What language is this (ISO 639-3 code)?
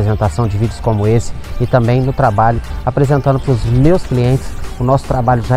por